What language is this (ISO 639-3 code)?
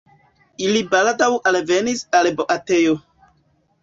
epo